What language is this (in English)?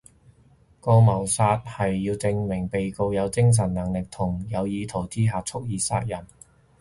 Cantonese